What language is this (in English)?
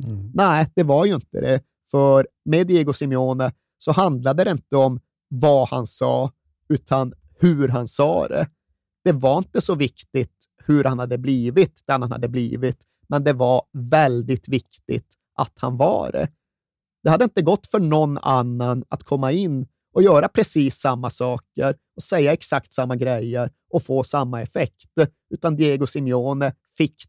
Swedish